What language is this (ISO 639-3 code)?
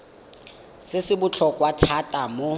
tsn